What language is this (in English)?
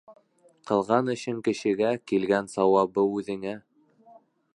Bashkir